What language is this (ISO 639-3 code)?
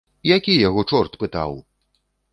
bel